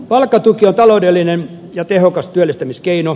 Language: Finnish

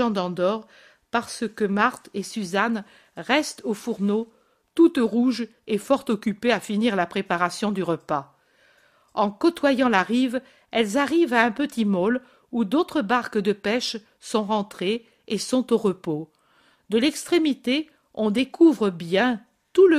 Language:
French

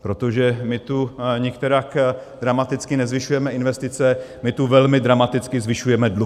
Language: Czech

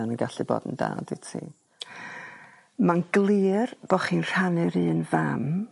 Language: Welsh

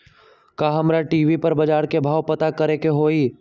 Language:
Magahi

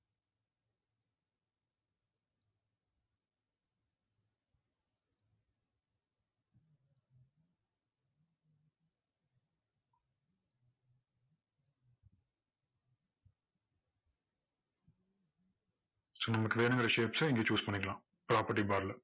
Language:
Tamil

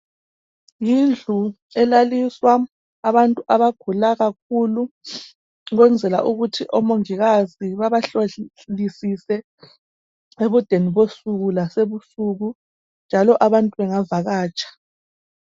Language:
North Ndebele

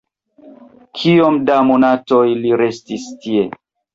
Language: Esperanto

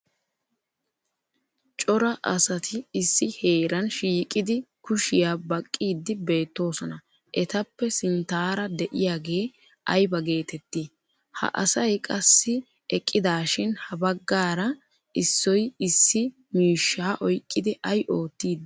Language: Wolaytta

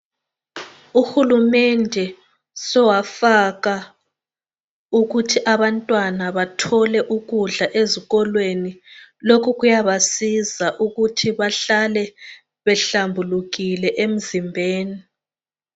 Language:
North Ndebele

